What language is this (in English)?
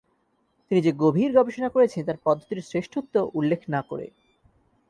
Bangla